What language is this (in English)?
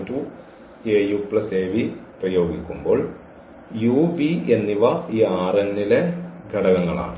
Malayalam